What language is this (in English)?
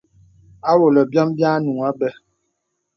Bebele